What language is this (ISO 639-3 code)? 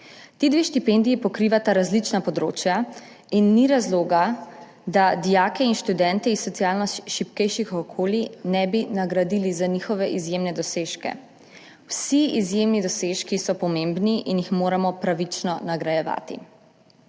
slv